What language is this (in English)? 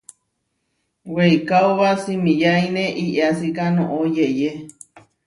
Huarijio